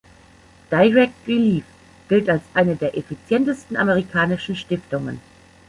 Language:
German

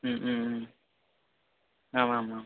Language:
Sanskrit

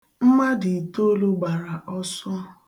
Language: Igbo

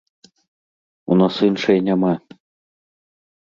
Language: Belarusian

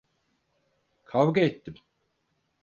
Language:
Turkish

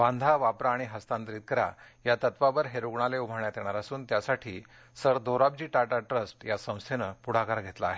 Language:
Marathi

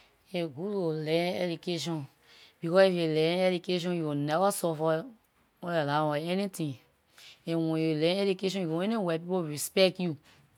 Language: Liberian English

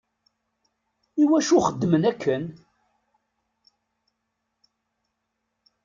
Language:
Kabyle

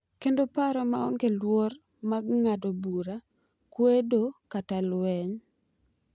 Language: Luo (Kenya and Tanzania)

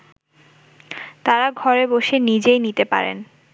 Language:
Bangla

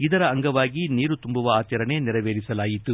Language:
Kannada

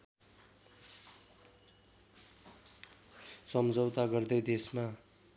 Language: Nepali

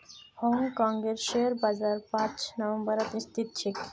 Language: Magahi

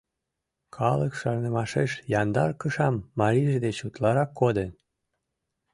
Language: Mari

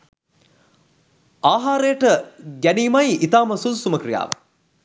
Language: Sinhala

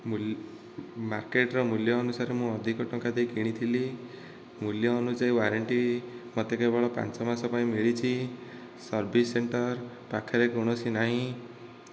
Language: Odia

